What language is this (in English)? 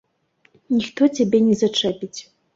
Belarusian